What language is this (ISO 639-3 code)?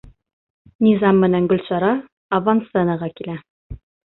bak